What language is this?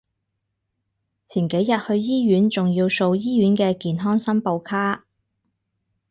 Cantonese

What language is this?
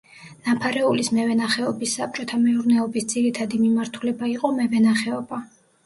Georgian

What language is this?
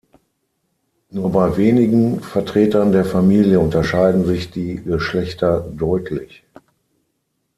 German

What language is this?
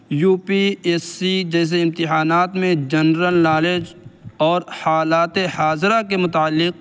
Urdu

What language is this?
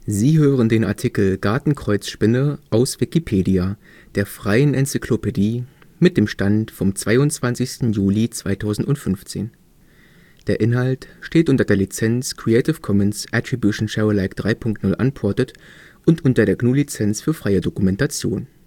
German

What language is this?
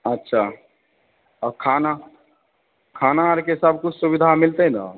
Maithili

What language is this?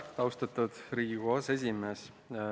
Estonian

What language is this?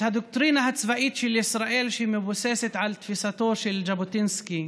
Hebrew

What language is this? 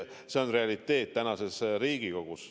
Estonian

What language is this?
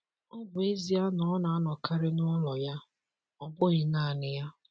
Igbo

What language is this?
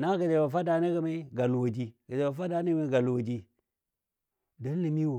Dadiya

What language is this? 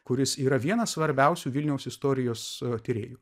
Lithuanian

